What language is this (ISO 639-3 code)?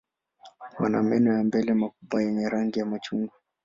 swa